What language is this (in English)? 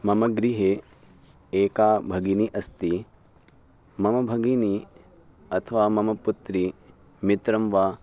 Sanskrit